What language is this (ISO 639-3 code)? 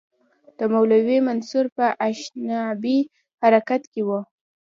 pus